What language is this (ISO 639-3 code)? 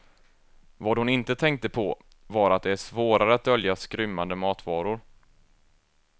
swe